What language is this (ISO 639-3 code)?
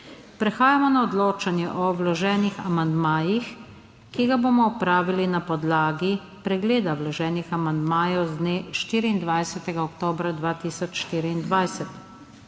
slv